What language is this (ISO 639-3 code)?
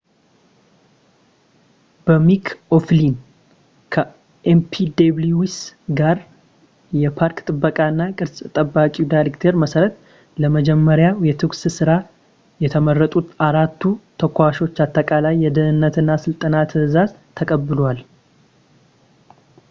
amh